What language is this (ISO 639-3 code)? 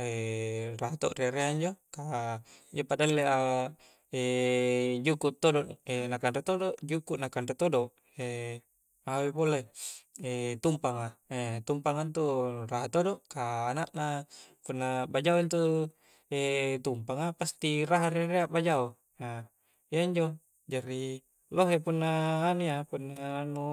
kjc